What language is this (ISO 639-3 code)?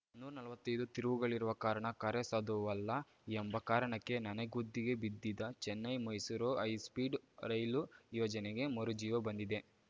kan